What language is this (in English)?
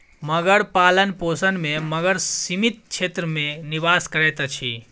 Maithili